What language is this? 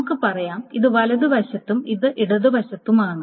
Malayalam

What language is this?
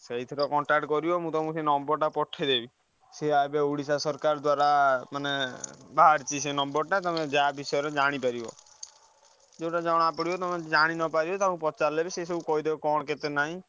Odia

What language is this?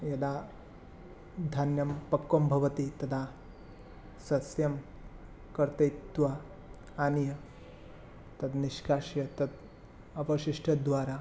Sanskrit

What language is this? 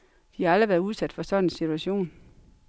Danish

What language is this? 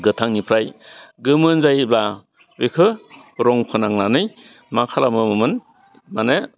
Bodo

